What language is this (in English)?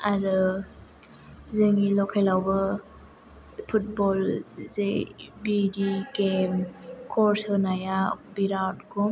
Bodo